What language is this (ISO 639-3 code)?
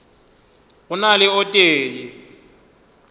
nso